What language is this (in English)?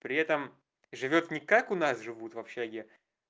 Russian